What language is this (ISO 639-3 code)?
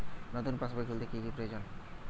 ben